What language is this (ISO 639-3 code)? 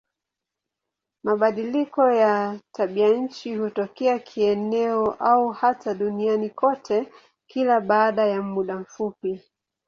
swa